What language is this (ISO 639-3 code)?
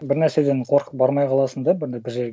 kaz